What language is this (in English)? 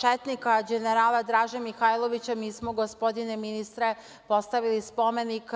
Serbian